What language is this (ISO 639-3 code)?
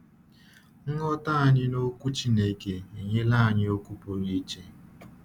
ibo